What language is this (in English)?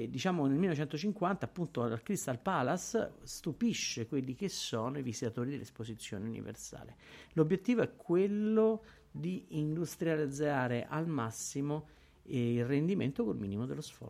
Italian